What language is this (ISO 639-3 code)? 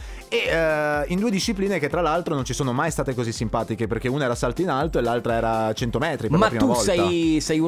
ita